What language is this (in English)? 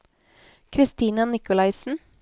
Norwegian